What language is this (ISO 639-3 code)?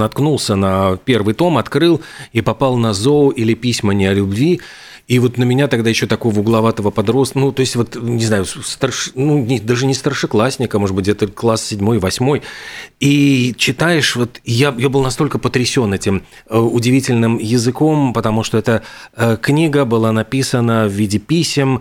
rus